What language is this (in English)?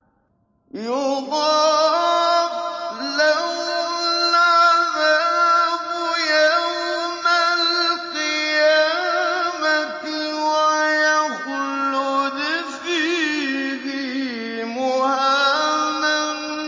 Arabic